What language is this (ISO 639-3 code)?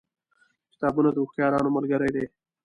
pus